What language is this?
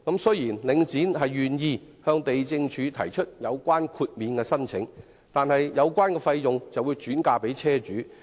Cantonese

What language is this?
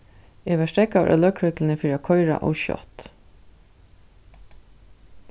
Faroese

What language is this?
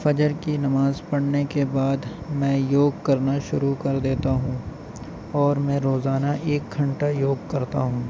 Urdu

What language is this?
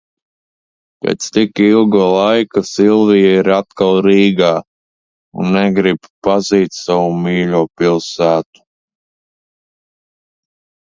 Latvian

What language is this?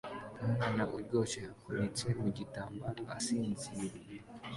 Kinyarwanda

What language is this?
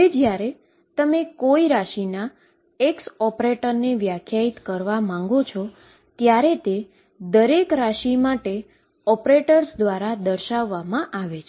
Gujarati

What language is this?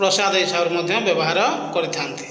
Odia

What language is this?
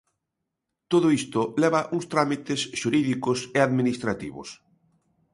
Galician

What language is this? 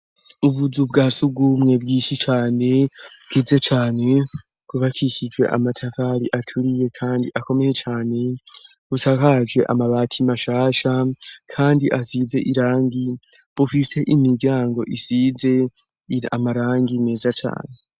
Rundi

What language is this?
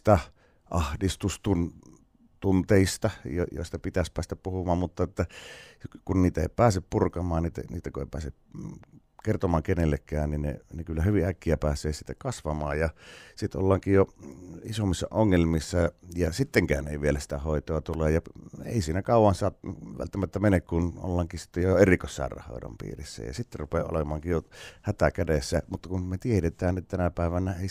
Finnish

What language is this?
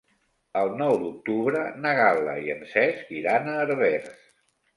Catalan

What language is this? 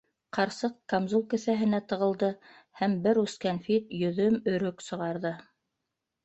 Bashkir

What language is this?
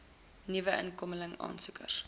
Afrikaans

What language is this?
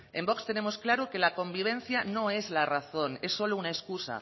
Spanish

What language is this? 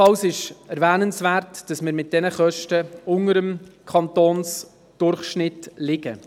Swiss German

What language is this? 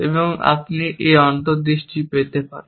Bangla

